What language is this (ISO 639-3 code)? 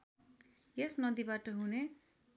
nep